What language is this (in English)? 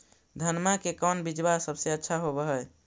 Magahi